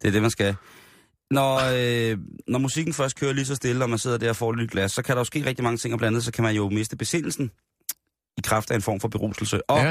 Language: Danish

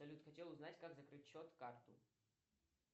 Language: Russian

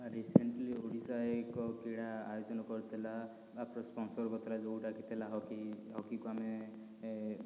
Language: Odia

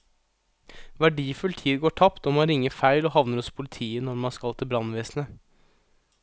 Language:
Norwegian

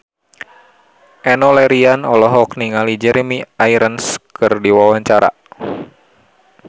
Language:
Sundanese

